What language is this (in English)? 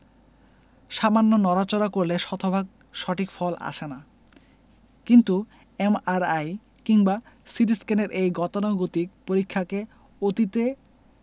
Bangla